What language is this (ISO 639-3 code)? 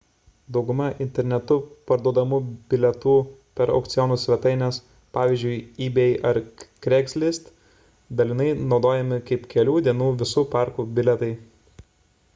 lit